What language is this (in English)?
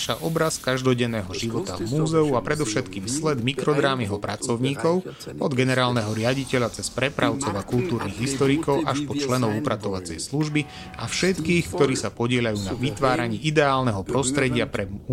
Slovak